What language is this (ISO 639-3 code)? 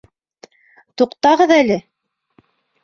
bak